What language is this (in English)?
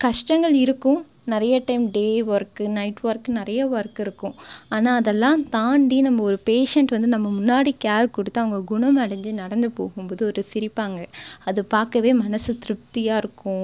Tamil